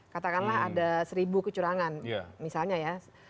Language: Indonesian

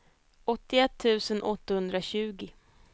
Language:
Swedish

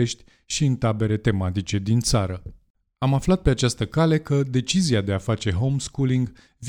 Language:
Romanian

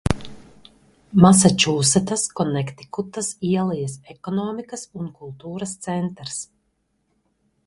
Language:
Latvian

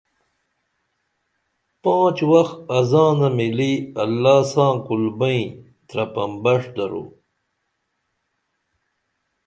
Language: Dameli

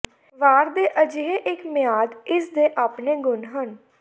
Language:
Punjabi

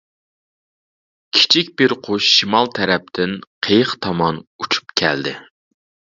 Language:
Uyghur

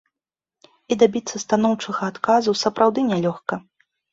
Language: Belarusian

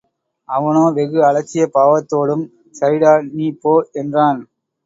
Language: Tamil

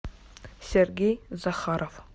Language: Russian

